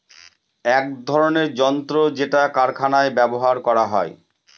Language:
Bangla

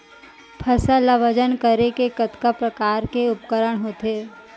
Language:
Chhattisgarhi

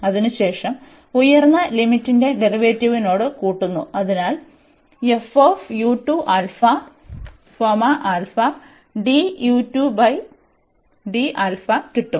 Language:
Malayalam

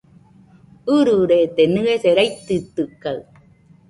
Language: Nüpode Huitoto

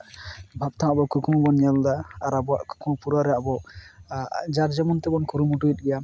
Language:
Santali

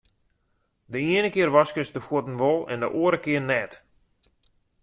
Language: Western Frisian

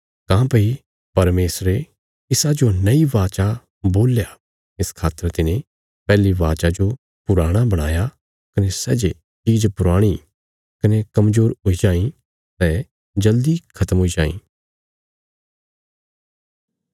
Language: Bilaspuri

